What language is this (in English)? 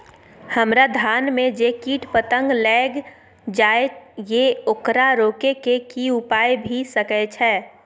Maithili